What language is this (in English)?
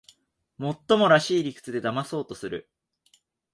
Japanese